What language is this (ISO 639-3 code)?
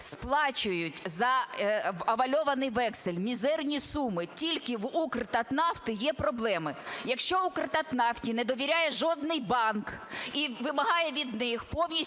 ukr